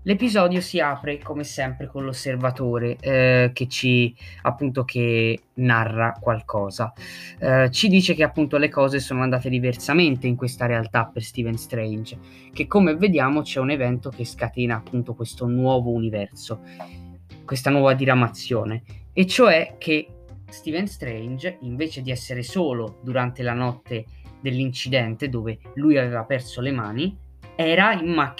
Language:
Italian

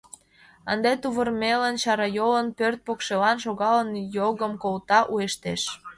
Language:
Mari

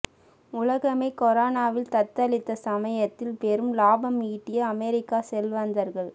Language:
Tamil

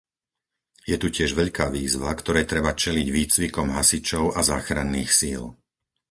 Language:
Slovak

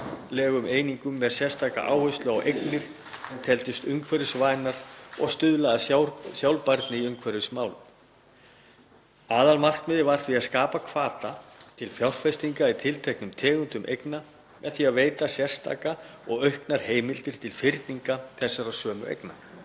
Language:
Icelandic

